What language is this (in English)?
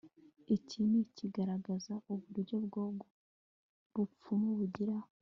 Kinyarwanda